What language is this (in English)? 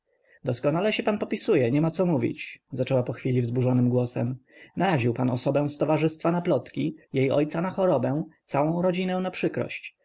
Polish